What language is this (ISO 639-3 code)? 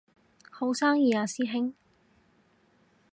yue